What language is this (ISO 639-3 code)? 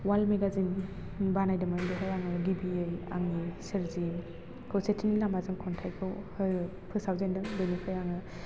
brx